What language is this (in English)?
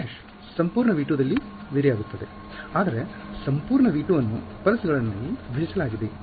Kannada